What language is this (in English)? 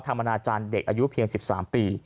Thai